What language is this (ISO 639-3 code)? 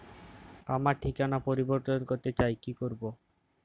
ben